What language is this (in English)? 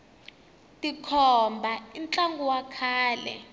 Tsonga